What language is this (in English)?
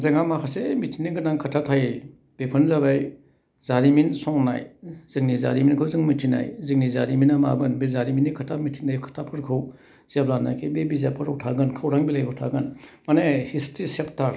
Bodo